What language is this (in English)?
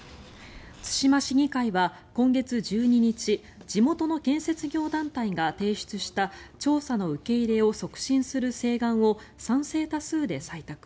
Japanese